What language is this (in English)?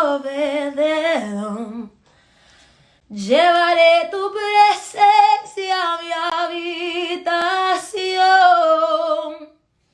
Spanish